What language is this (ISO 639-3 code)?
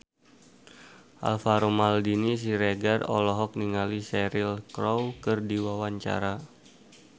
sun